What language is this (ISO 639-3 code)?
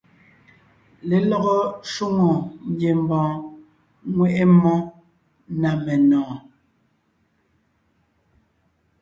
nnh